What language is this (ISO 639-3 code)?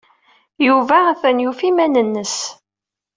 kab